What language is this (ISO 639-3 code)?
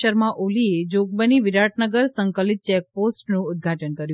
guj